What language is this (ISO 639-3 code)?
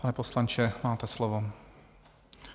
ces